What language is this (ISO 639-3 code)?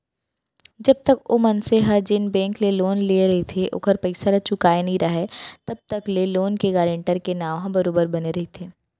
hne